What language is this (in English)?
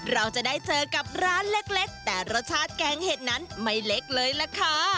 Thai